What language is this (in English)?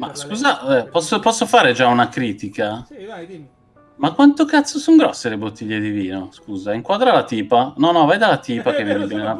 Italian